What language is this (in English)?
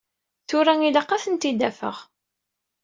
Kabyle